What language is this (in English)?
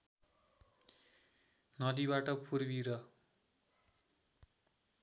Nepali